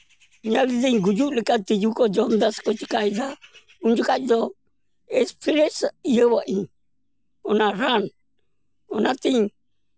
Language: Santali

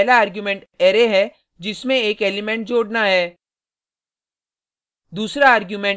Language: Hindi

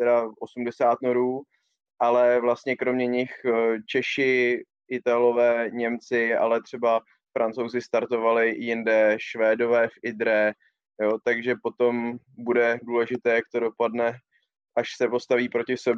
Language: Czech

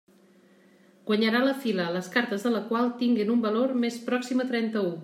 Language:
Catalan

